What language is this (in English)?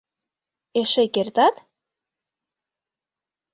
Mari